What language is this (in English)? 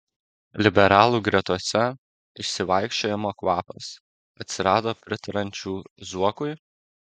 Lithuanian